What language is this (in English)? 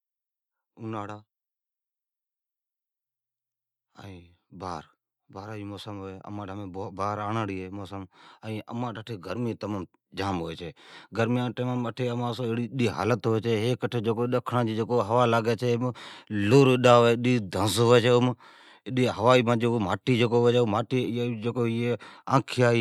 Od